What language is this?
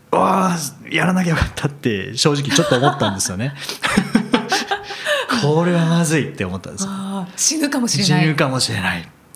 Japanese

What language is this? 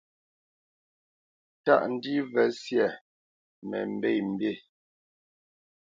Bamenyam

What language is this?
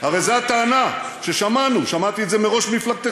Hebrew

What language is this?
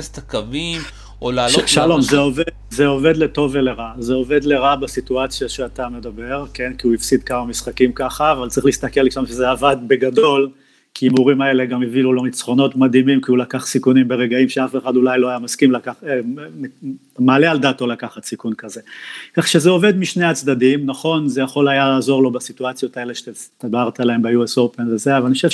Hebrew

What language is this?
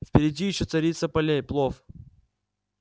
Russian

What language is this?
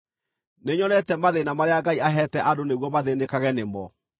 Kikuyu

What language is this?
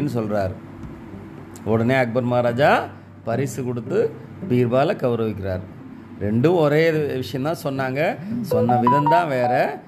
Tamil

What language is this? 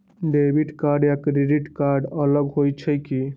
Magahi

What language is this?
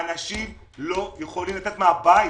Hebrew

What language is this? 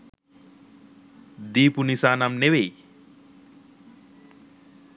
Sinhala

